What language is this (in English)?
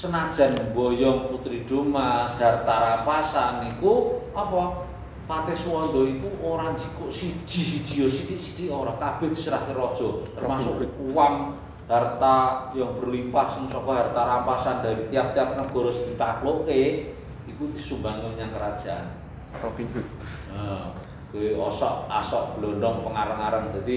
Indonesian